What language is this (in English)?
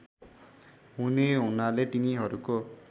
Nepali